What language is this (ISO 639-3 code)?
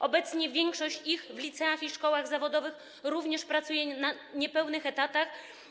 pol